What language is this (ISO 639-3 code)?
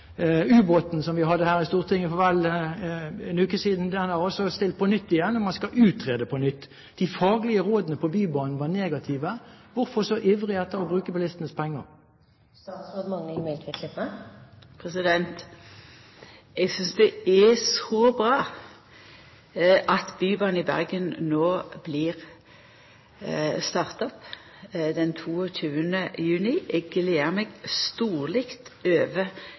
nor